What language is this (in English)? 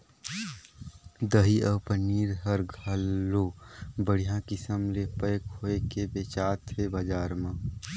Chhattisgarhi